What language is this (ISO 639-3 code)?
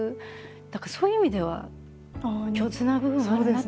jpn